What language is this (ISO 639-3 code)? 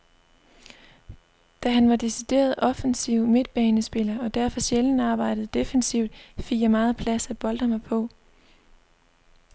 dan